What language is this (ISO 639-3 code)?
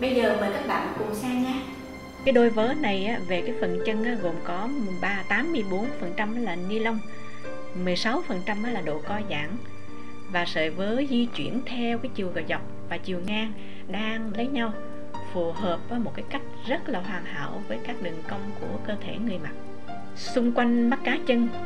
vie